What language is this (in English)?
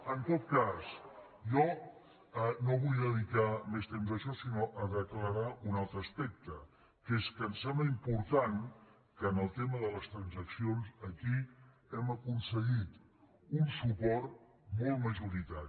Catalan